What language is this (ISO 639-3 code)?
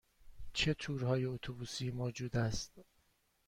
fas